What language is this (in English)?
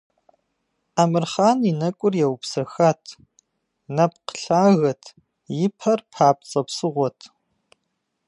Kabardian